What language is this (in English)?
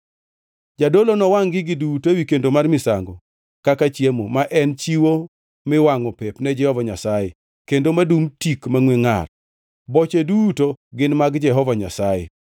Luo (Kenya and Tanzania)